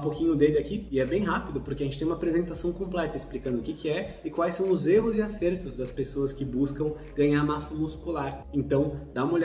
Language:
Portuguese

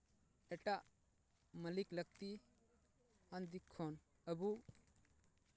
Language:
Santali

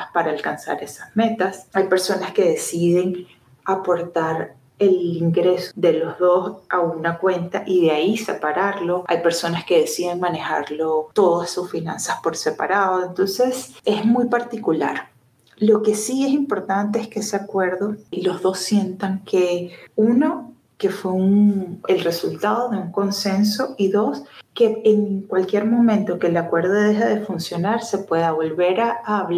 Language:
Spanish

